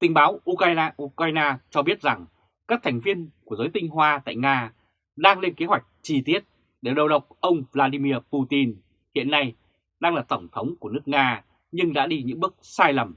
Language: Vietnamese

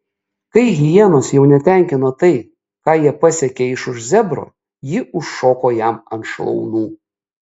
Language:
Lithuanian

